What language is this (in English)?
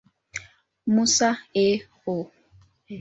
Swahili